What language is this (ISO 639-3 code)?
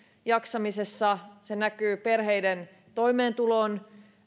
fin